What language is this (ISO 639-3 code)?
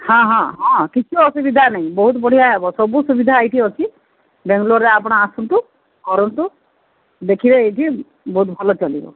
ori